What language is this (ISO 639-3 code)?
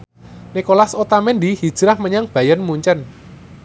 jav